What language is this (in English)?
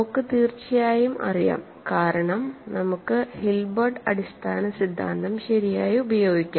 Malayalam